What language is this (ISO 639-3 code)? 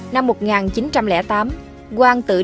vie